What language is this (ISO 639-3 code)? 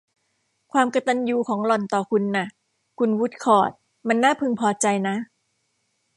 tha